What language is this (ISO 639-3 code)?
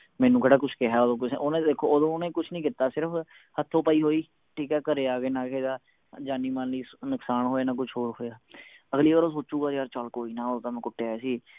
pan